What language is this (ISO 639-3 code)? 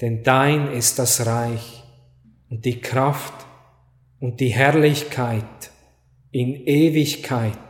deu